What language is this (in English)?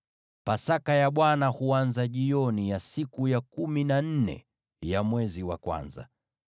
Swahili